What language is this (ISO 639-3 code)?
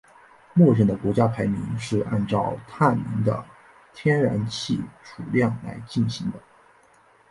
zho